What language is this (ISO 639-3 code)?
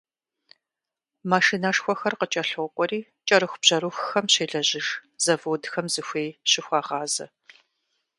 kbd